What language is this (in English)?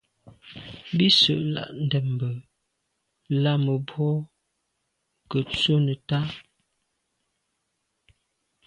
Medumba